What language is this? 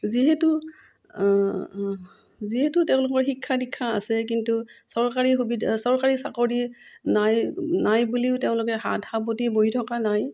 Assamese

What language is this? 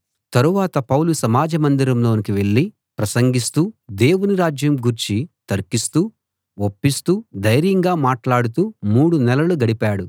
Telugu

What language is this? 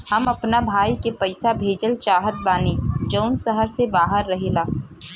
Bhojpuri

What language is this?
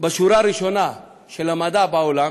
Hebrew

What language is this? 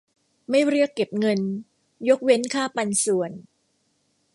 Thai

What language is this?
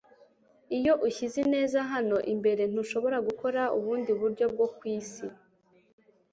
Kinyarwanda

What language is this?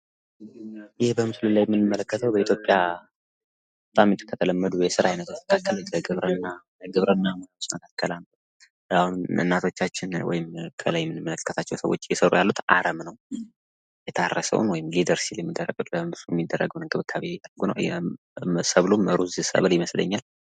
Amharic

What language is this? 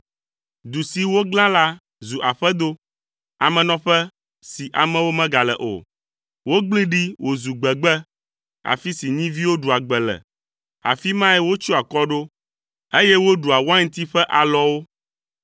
Ewe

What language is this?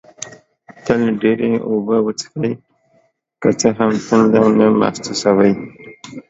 Pashto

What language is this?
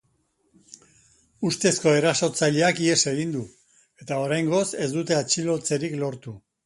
Basque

